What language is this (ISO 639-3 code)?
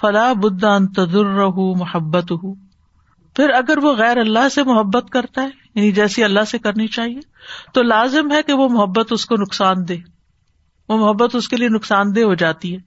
urd